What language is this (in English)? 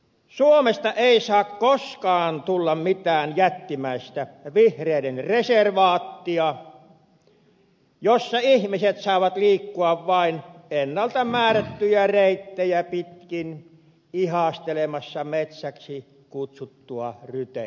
Finnish